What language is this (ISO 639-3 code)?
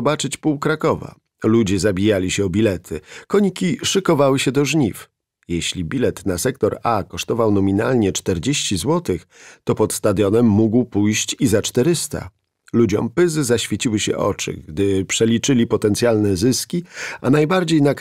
pol